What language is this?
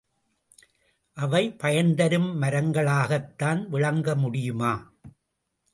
Tamil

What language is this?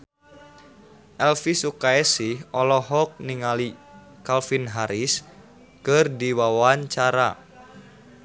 Sundanese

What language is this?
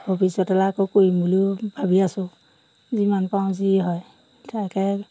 Assamese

